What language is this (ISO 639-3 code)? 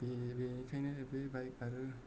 brx